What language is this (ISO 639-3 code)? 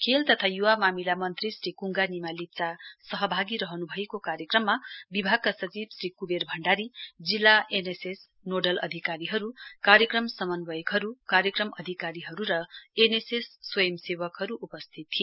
nep